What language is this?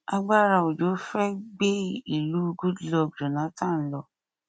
Yoruba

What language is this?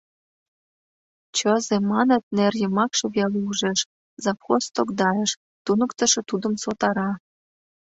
Mari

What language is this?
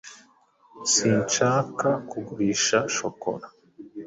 Kinyarwanda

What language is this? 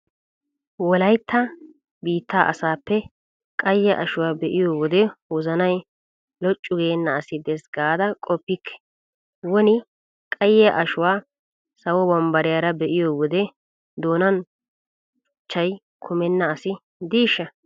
Wolaytta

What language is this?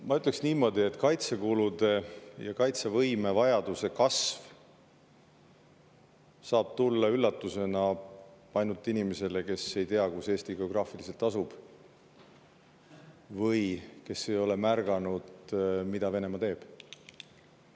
Estonian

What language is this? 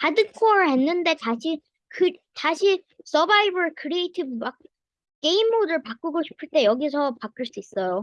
Korean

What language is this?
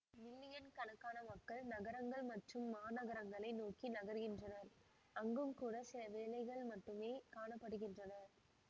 Tamil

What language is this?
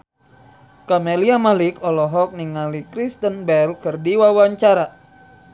Sundanese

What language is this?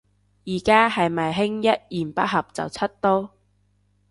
Cantonese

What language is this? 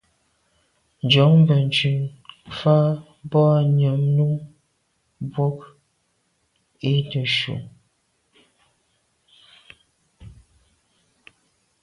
Medumba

